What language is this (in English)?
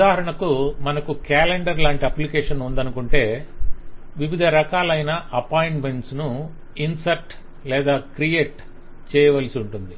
Telugu